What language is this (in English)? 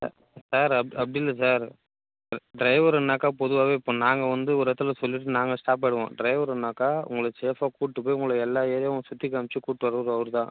Tamil